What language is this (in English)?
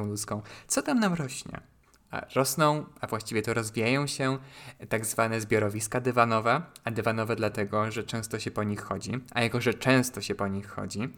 Polish